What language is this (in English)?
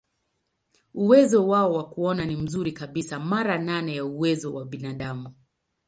Swahili